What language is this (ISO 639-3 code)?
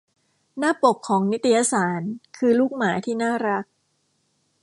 tha